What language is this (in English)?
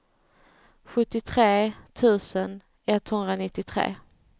Swedish